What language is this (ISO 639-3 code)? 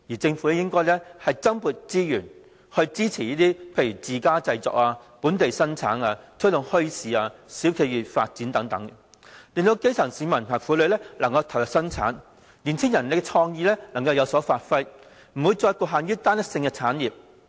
yue